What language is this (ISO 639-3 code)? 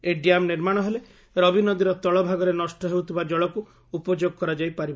ori